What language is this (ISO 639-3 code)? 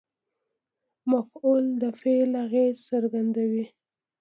pus